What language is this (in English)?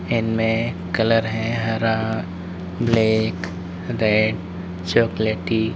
Hindi